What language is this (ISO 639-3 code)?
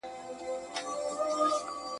pus